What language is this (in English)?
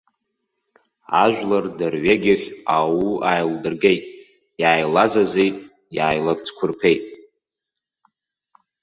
Abkhazian